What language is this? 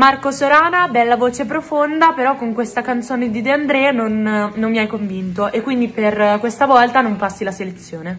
Italian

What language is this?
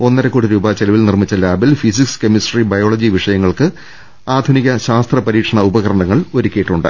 Malayalam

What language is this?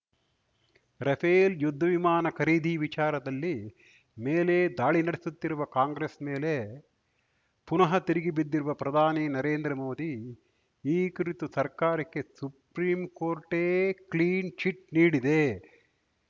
Kannada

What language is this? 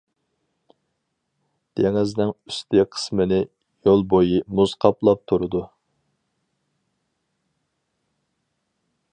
Uyghur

